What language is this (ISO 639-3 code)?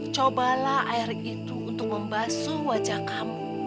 ind